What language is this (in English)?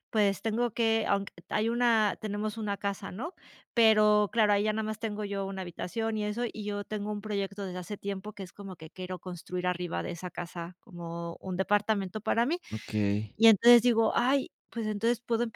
Spanish